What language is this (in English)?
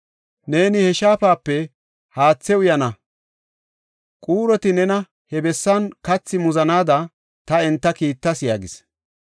Gofa